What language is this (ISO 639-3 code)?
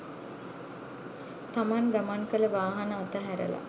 sin